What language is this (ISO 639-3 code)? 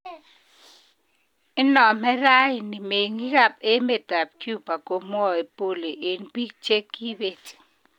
kln